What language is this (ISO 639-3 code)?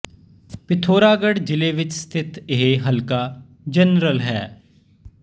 pan